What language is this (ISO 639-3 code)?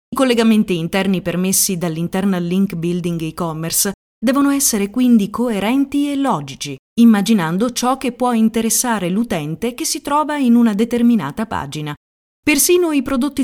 ita